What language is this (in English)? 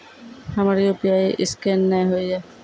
Maithili